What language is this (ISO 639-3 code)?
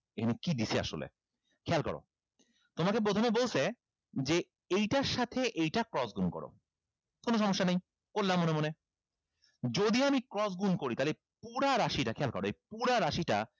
ben